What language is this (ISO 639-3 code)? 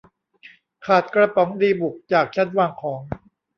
tha